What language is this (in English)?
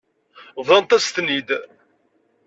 Kabyle